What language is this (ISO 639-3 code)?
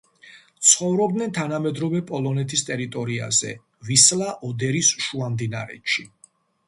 kat